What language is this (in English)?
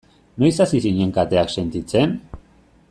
Basque